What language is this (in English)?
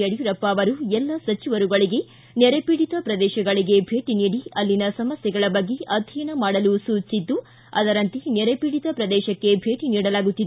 Kannada